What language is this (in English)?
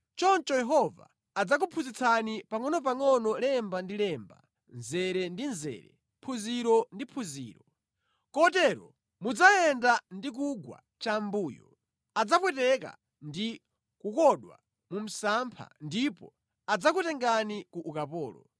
Nyanja